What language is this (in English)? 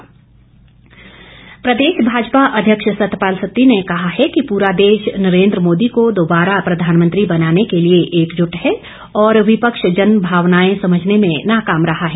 Hindi